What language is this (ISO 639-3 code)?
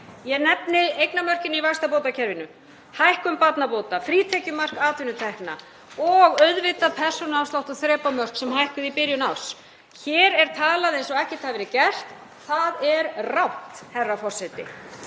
isl